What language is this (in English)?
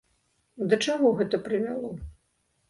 Belarusian